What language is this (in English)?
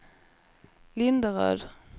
Swedish